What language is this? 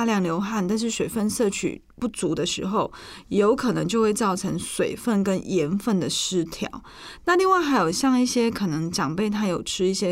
Chinese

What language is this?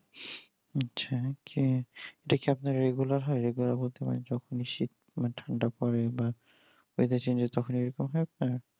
Bangla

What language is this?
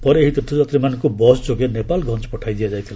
Odia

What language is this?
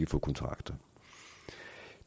Danish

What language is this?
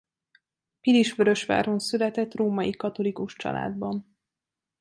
Hungarian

